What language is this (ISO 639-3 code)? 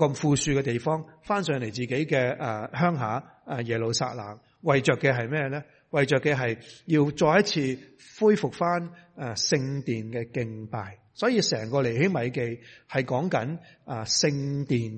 zho